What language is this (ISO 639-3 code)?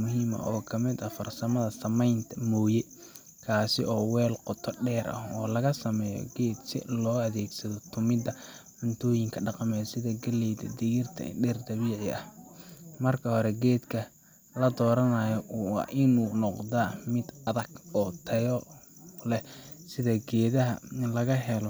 som